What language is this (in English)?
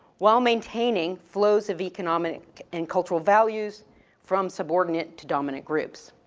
English